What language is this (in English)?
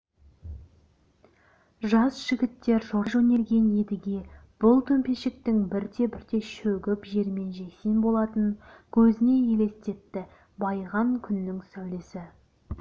Kazakh